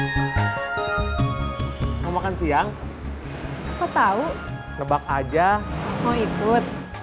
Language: Indonesian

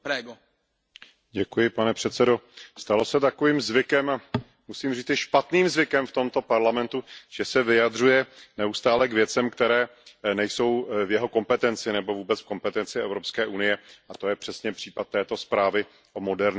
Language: Czech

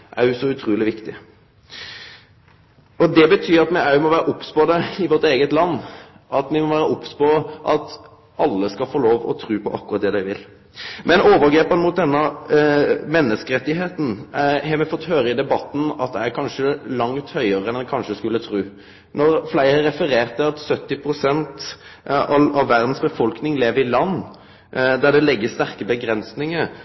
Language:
Norwegian Nynorsk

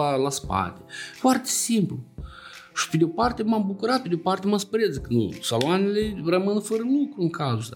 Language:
Romanian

